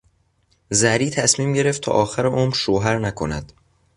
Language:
Persian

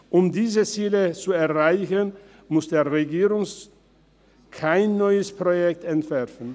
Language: Swiss German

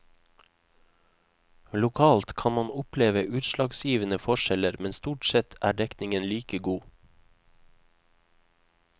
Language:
Norwegian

